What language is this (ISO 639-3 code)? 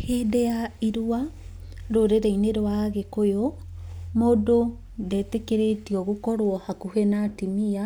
kik